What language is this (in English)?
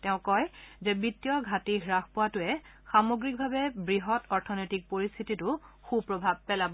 Assamese